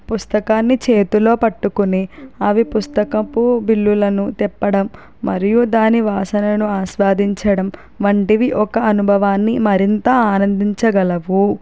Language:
Telugu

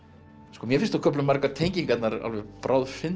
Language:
Icelandic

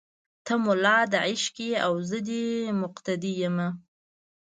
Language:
Pashto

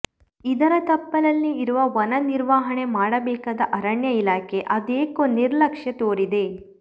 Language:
Kannada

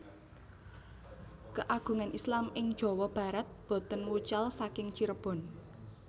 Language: Javanese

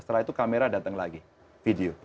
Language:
Indonesian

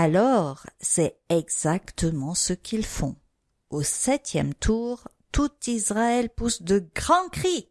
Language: French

